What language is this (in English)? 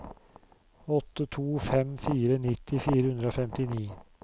Norwegian